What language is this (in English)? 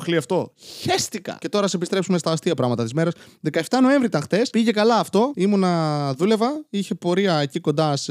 Greek